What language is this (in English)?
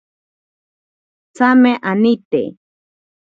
Ashéninka Perené